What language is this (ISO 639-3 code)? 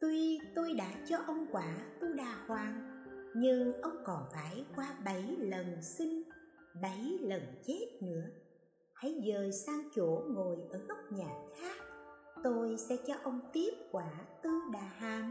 vie